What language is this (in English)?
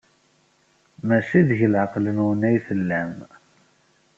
Kabyle